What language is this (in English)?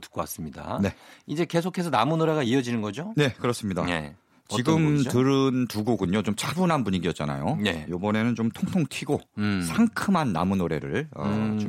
Korean